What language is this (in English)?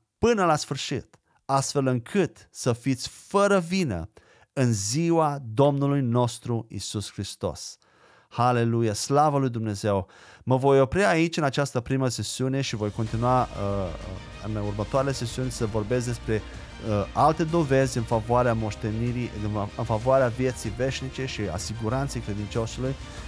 Romanian